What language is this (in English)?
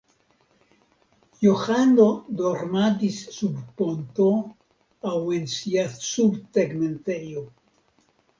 Esperanto